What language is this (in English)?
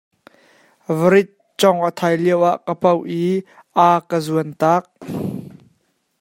Hakha Chin